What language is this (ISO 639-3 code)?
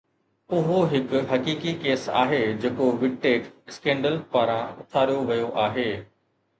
snd